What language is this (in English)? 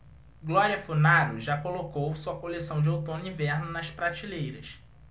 Portuguese